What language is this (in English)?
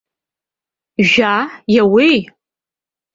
Abkhazian